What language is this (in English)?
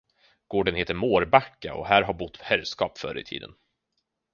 Swedish